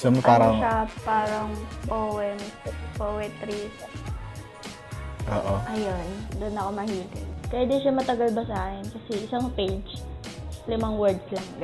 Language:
Filipino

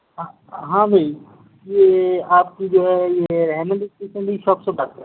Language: Urdu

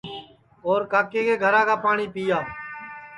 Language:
Sansi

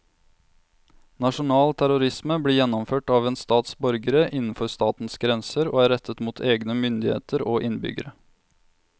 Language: Norwegian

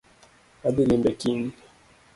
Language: Luo (Kenya and Tanzania)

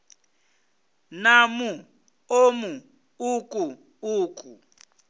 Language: Venda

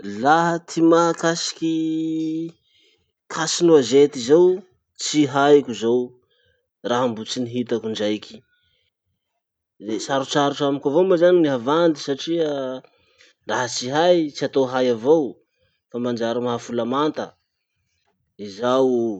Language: Masikoro Malagasy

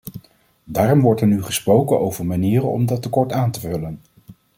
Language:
Dutch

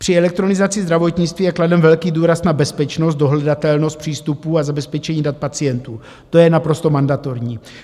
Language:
Czech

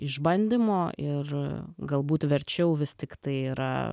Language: Lithuanian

